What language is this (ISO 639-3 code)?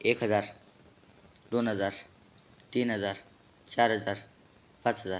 mar